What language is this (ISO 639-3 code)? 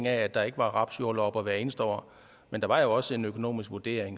dan